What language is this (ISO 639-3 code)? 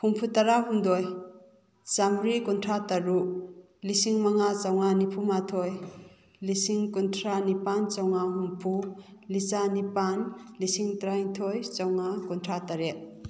mni